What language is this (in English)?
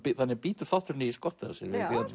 Icelandic